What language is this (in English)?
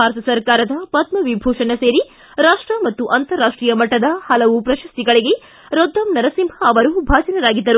Kannada